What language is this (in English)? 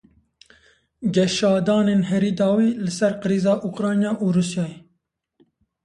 Kurdish